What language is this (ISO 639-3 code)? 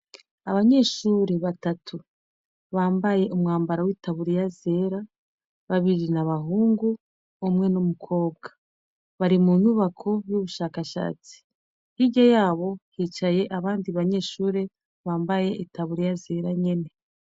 run